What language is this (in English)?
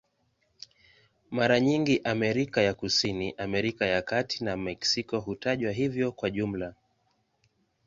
Swahili